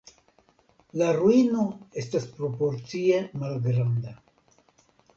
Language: Esperanto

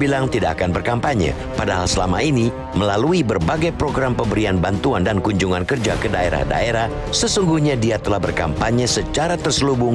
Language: Indonesian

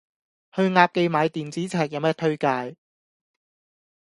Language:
Cantonese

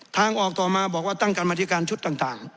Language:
Thai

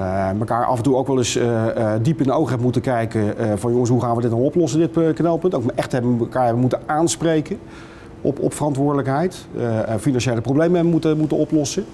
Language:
Dutch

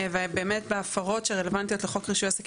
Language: Hebrew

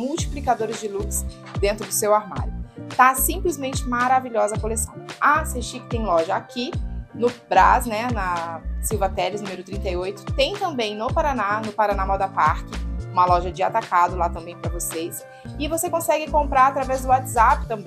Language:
Portuguese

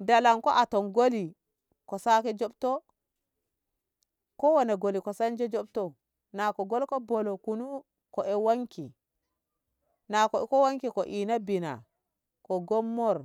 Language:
Ngamo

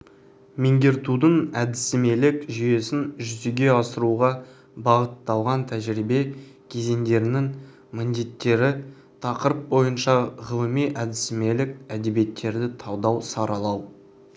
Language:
Kazakh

